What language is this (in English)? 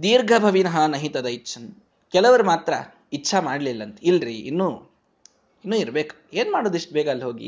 Kannada